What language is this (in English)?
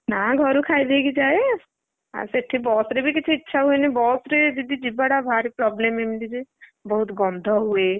Odia